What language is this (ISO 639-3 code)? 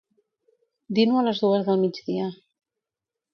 cat